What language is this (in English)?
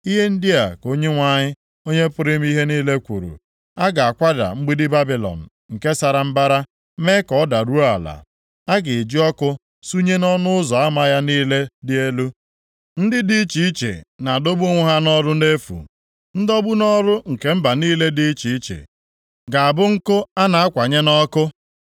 Igbo